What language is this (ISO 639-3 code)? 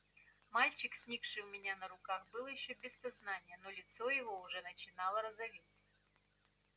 rus